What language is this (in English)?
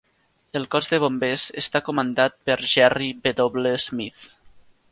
Catalan